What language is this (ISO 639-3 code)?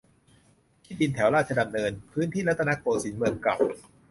tha